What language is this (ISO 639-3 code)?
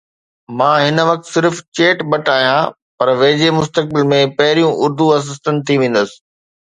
snd